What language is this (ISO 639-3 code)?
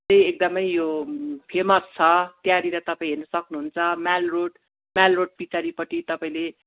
nep